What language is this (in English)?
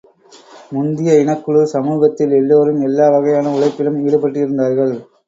Tamil